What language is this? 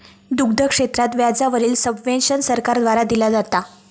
Marathi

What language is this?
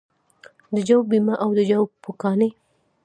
Pashto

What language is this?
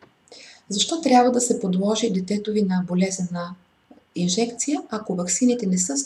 Bulgarian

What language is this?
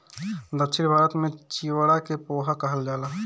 Bhojpuri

